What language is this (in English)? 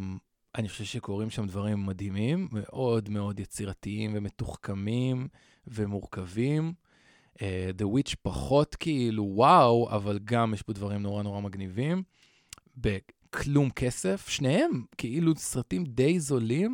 Hebrew